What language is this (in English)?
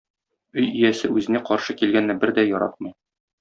Tatar